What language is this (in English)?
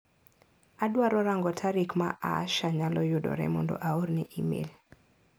Luo (Kenya and Tanzania)